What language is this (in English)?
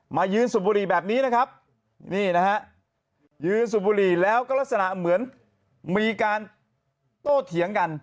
Thai